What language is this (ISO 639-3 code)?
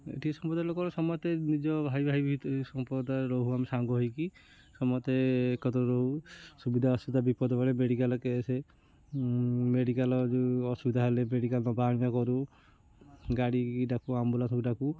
ori